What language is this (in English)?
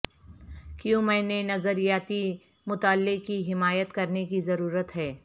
Urdu